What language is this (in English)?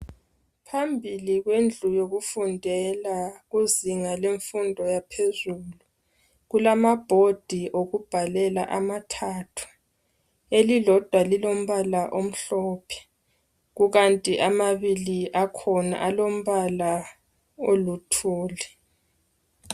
North Ndebele